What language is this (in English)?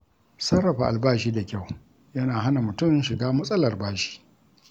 Hausa